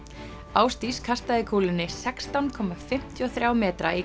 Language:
Icelandic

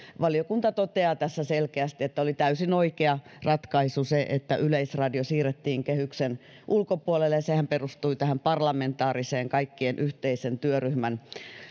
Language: Finnish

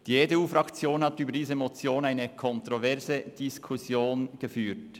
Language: Swiss German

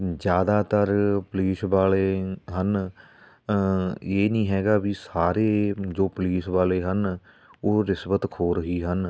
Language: Punjabi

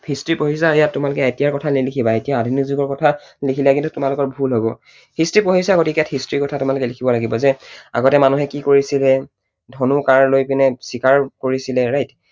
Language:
Assamese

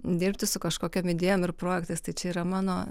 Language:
Lithuanian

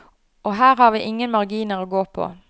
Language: Norwegian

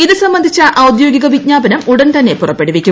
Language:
Malayalam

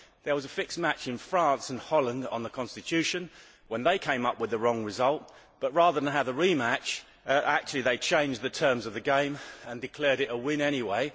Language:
English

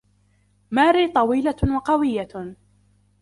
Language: Arabic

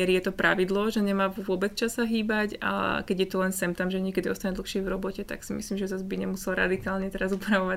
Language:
Slovak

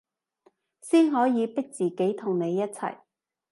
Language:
Cantonese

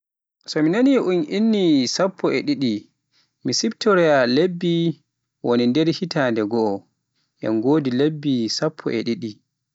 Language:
Pular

